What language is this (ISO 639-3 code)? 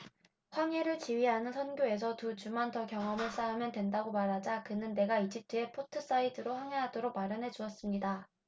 kor